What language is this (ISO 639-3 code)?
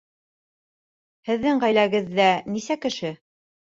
bak